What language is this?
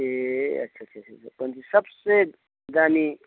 Nepali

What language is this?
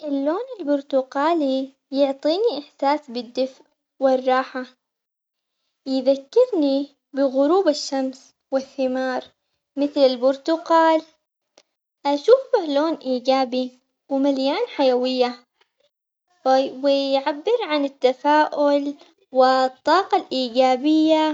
Omani Arabic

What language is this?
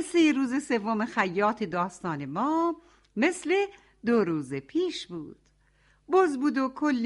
Persian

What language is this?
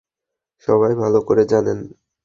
Bangla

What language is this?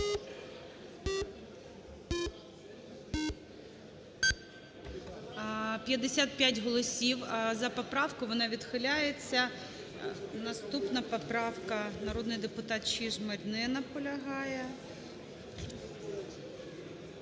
Ukrainian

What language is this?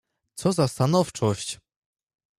Polish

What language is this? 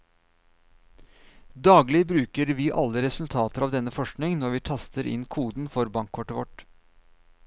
Norwegian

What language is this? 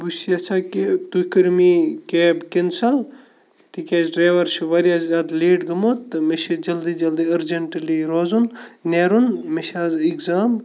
Kashmiri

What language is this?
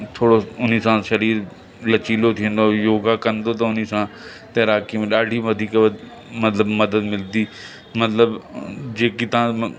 Sindhi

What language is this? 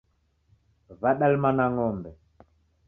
Taita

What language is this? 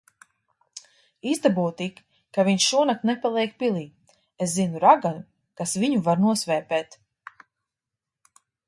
Latvian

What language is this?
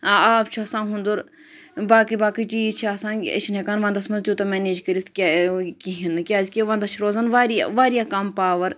Kashmiri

